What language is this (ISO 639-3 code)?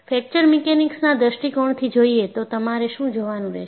guj